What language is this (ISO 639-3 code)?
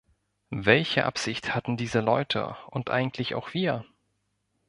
deu